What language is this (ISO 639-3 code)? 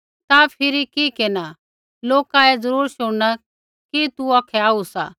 kfx